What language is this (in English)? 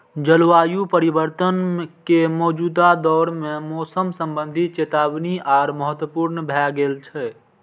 Maithili